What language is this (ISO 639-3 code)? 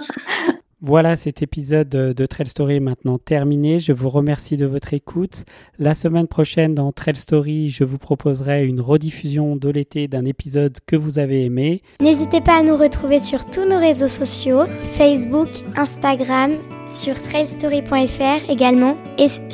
fra